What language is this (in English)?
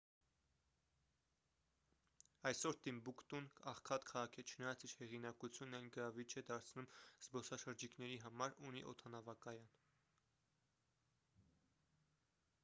Armenian